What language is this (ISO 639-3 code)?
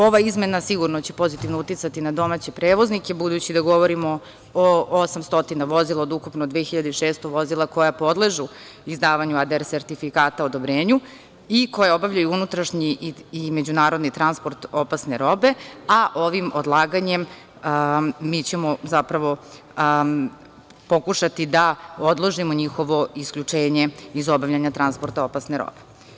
srp